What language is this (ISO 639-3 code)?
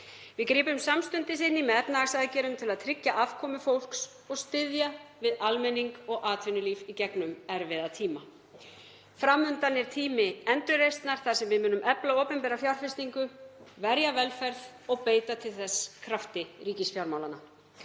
isl